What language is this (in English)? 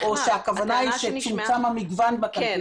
Hebrew